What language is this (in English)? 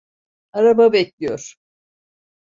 Turkish